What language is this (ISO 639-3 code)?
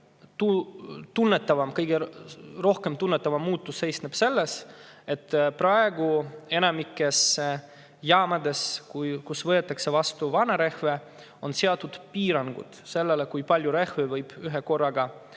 est